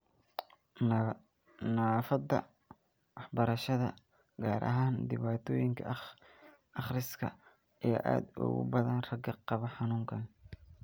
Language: Somali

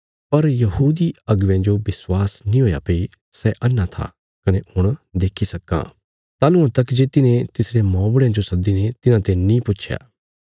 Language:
Bilaspuri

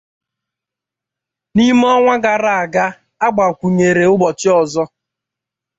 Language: Igbo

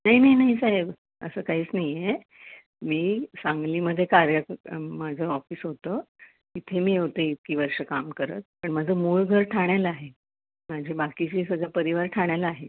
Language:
Marathi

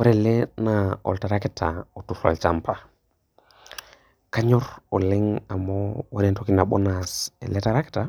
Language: Masai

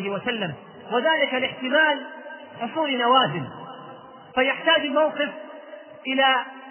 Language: Arabic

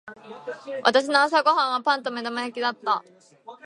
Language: Japanese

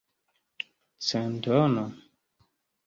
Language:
Esperanto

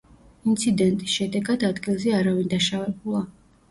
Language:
Georgian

